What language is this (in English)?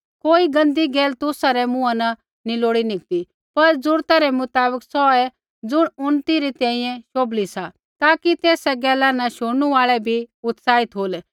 Kullu Pahari